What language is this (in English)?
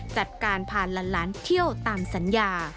Thai